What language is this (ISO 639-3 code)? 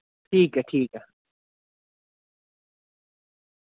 doi